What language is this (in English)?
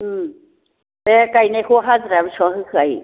Bodo